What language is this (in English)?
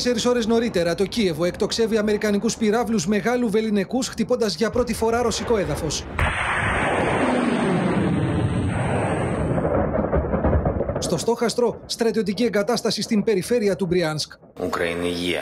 Greek